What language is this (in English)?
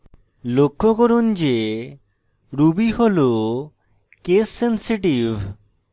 Bangla